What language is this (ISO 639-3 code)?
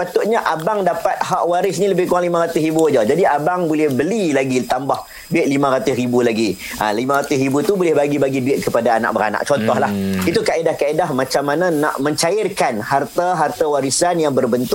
msa